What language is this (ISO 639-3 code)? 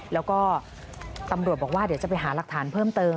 tha